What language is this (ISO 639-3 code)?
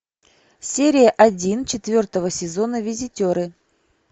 rus